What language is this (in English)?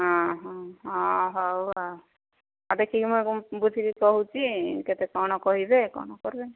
Odia